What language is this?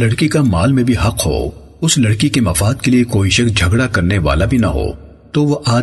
Urdu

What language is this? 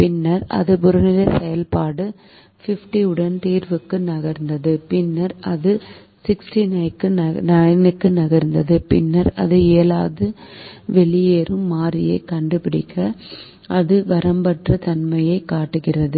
Tamil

